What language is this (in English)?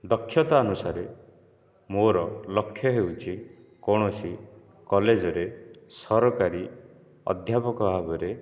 Odia